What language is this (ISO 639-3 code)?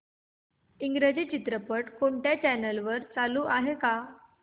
mar